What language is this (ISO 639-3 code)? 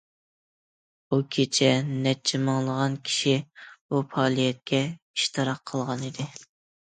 uig